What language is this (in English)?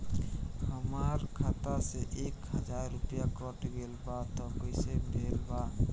Bhojpuri